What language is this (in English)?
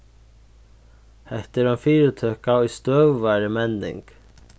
Faroese